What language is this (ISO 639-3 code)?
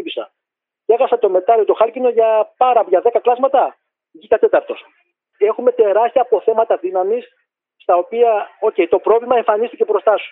ell